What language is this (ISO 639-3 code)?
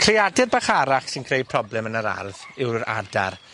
cym